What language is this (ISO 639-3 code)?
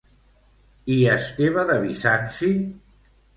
cat